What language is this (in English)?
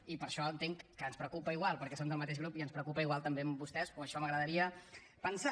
Catalan